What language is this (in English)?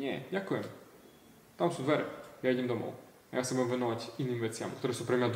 Slovak